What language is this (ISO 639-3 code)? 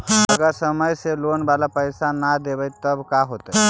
mag